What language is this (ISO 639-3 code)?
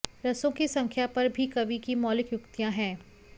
san